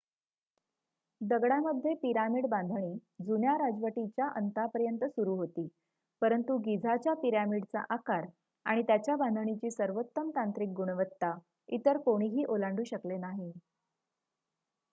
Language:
Marathi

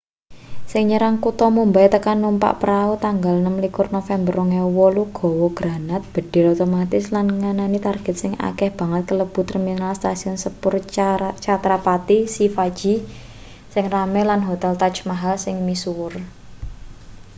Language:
Javanese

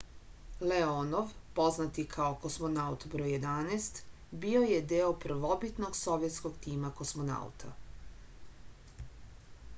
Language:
Serbian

